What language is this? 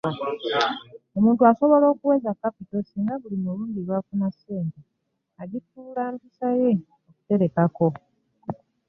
Ganda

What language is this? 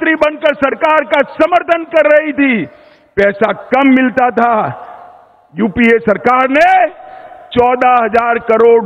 Hindi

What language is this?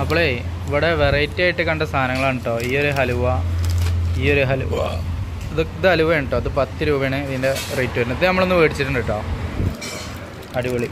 Malayalam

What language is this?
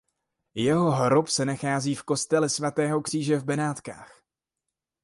Czech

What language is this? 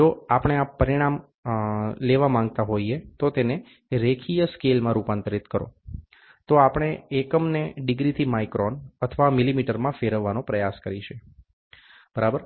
Gujarati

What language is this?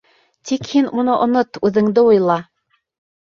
Bashkir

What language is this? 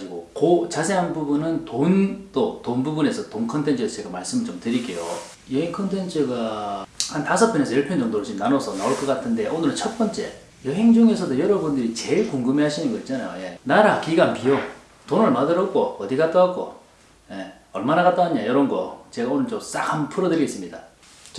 Korean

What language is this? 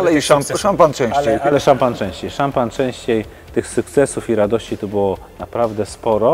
Polish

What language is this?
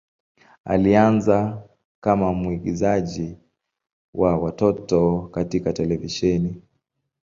Swahili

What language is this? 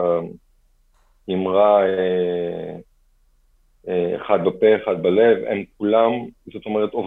Hebrew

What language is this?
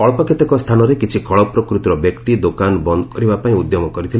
Odia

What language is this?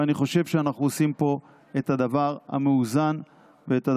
Hebrew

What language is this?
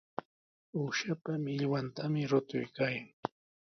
Sihuas Ancash Quechua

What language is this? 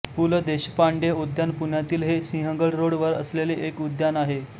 Marathi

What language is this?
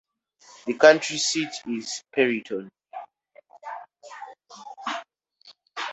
English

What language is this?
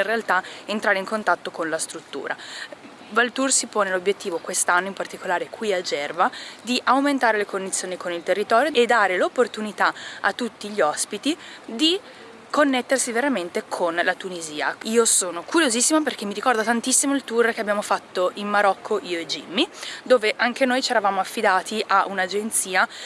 Italian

